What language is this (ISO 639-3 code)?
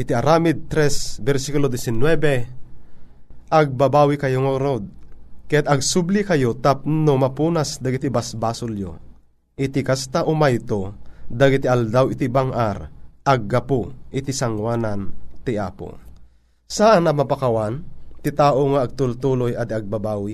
fil